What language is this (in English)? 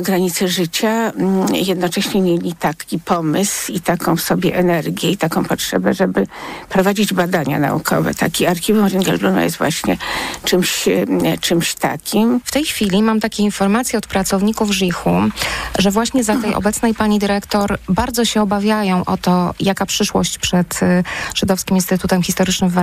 Polish